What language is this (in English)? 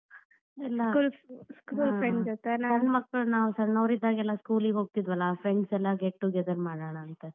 Kannada